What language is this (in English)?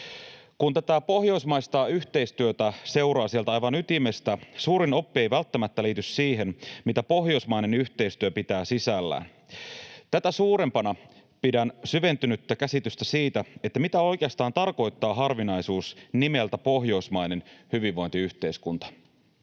Finnish